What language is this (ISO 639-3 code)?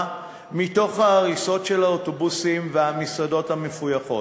heb